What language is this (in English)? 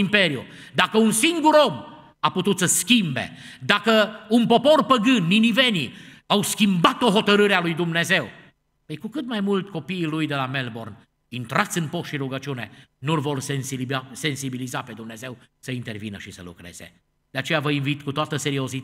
Romanian